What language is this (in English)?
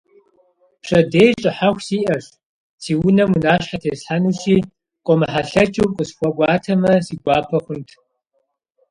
Kabardian